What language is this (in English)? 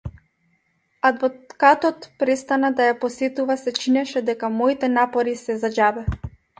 Macedonian